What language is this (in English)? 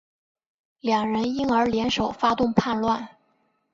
Chinese